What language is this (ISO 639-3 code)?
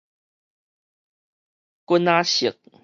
nan